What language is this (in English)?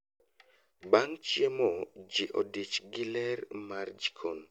Luo (Kenya and Tanzania)